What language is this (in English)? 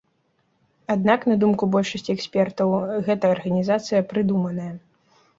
Belarusian